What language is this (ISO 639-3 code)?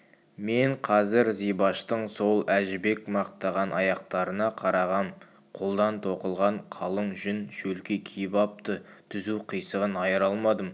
kaz